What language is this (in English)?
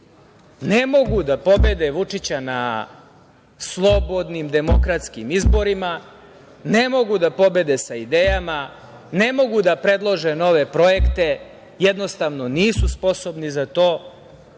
Serbian